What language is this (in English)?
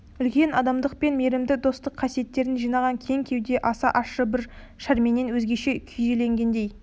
Kazakh